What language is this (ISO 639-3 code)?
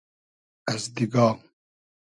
haz